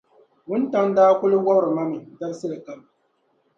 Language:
Dagbani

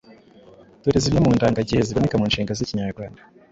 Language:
Kinyarwanda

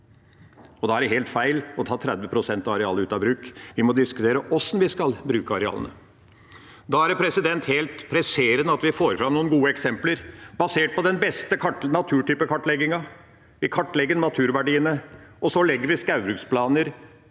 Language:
Norwegian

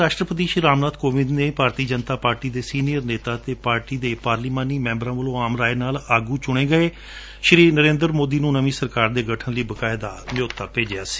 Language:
Punjabi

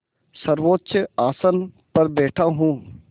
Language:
Hindi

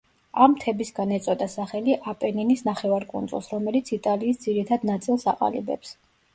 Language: Georgian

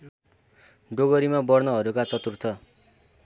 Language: Nepali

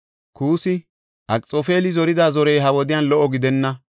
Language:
Gofa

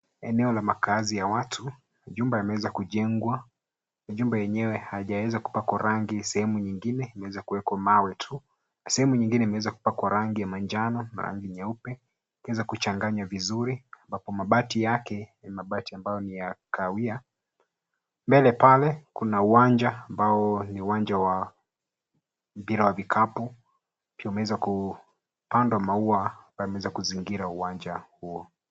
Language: Swahili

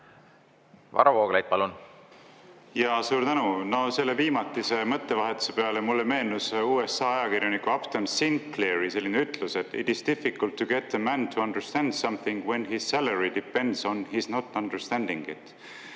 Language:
Estonian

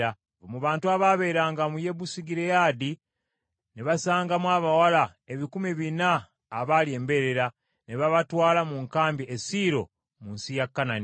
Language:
Ganda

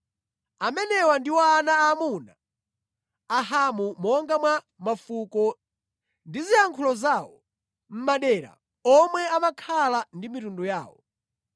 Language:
Nyanja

